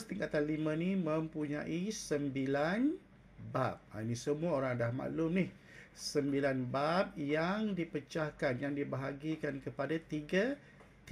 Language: Malay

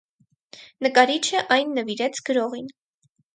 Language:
Armenian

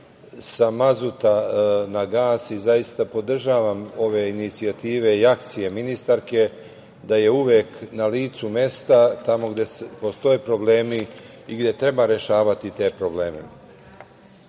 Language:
Serbian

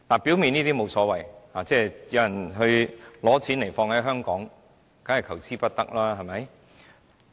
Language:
Cantonese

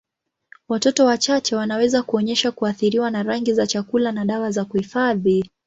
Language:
Swahili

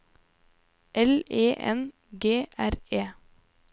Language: Norwegian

